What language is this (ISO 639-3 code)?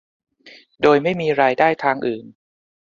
tha